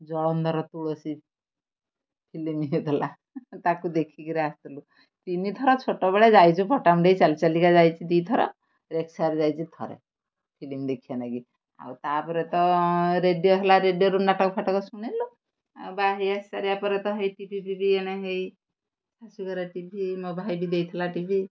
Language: Odia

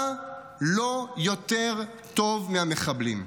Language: Hebrew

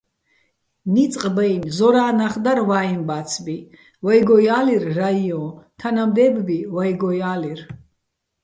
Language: Bats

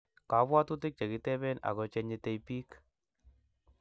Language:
Kalenjin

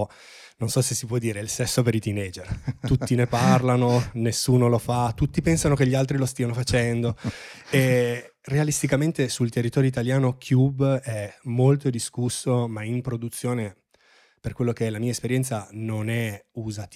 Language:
Italian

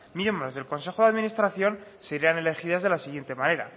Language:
Spanish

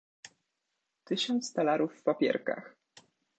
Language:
Polish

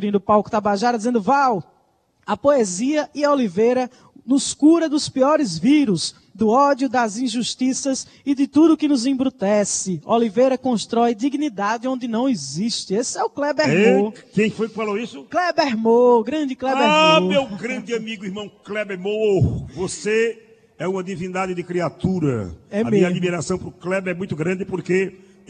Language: Portuguese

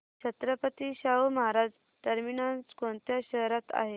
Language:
Marathi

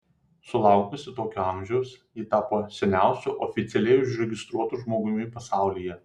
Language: Lithuanian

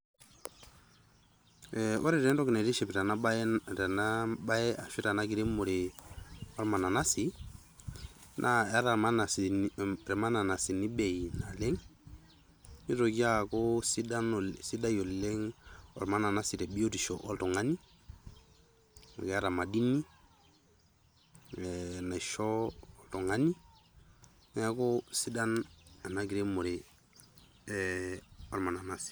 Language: Masai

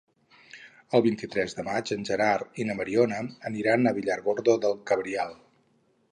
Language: Catalan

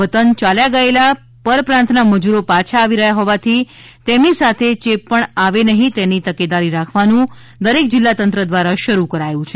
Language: Gujarati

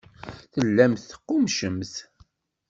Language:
Kabyle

